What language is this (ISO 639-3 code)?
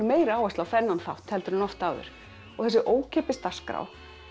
isl